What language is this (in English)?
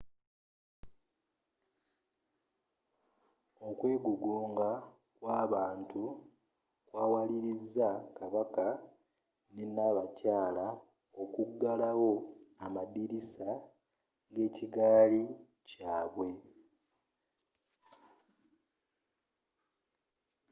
Ganda